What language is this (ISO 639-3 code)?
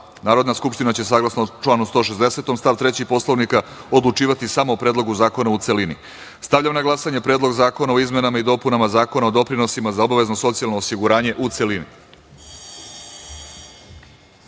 srp